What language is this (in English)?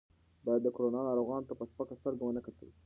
Pashto